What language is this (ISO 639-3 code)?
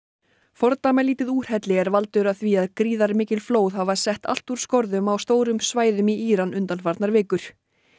isl